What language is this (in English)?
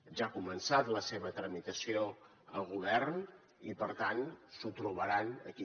Catalan